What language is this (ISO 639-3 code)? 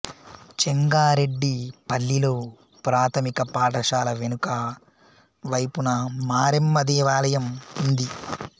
tel